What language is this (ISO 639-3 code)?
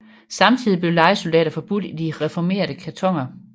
dan